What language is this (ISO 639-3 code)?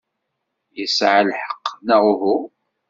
kab